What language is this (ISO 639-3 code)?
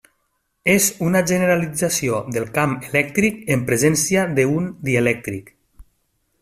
cat